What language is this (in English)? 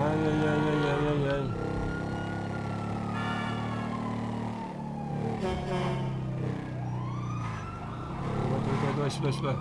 Russian